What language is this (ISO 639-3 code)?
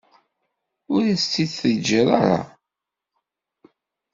kab